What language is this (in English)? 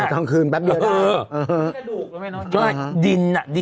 Thai